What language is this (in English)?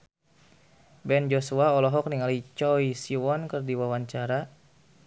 Sundanese